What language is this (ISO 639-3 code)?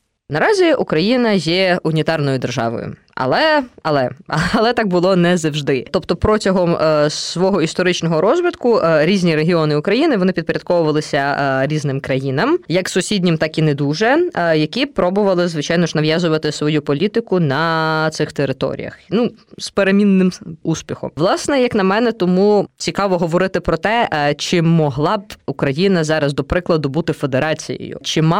ukr